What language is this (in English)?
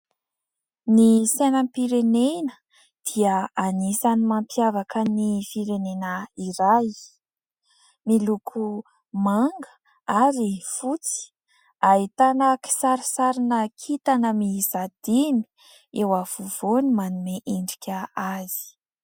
Malagasy